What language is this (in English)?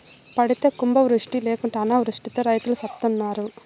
Telugu